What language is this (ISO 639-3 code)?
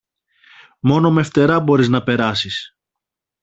ell